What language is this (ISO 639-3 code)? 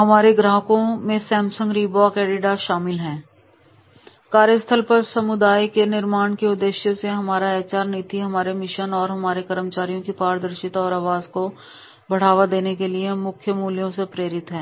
hin